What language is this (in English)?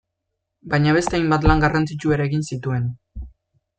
Basque